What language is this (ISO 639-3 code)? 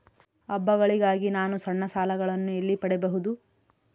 kan